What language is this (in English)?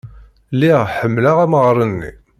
Kabyle